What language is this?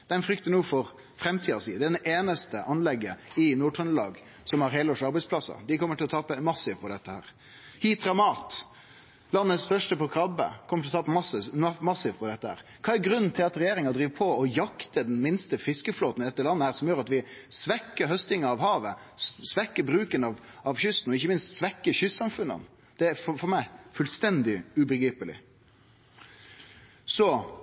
Norwegian Nynorsk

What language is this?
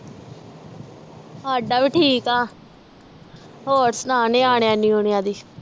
Punjabi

